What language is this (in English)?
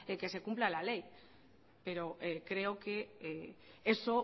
Spanish